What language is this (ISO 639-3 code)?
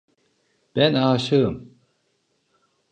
tur